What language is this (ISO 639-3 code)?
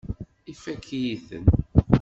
kab